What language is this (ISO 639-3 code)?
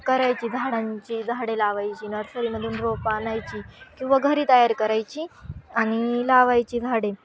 mar